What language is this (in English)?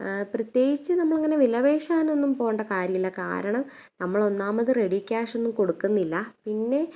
Malayalam